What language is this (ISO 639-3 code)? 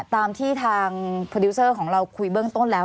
tha